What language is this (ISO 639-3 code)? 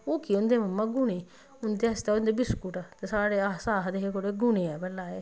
doi